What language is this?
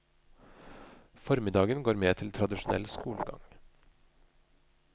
Norwegian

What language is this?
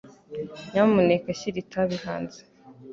Kinyarwanda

